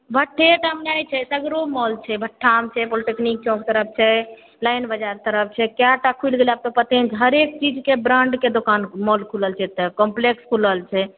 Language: Maithili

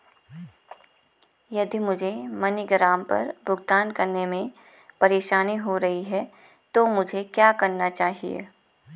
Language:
Hindi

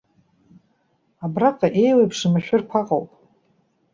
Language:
Abkhazian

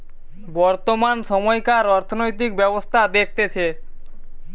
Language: Bangla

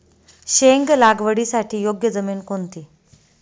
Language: Marathi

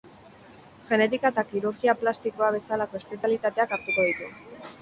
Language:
Basque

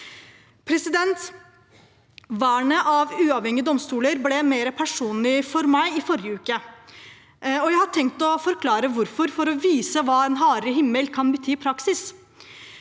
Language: Norwegian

